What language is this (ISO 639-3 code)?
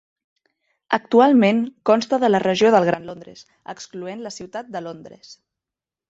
cat